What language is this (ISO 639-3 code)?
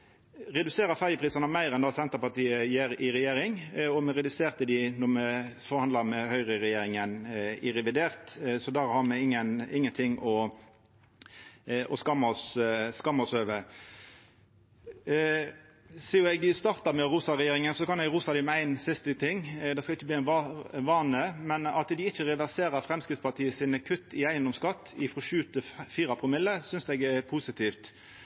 nno